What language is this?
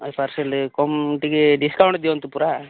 Odia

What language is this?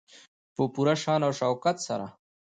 Pashto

